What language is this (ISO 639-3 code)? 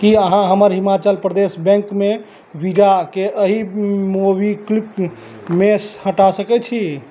mai